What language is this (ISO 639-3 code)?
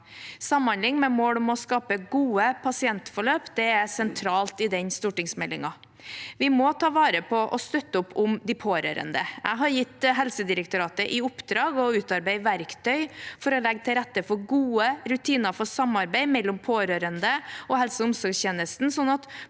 nor